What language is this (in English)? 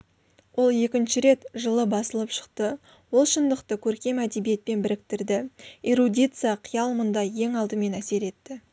Kazakh